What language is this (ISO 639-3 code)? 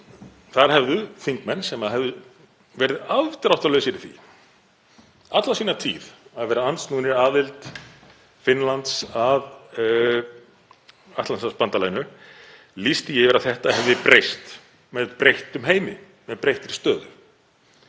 isl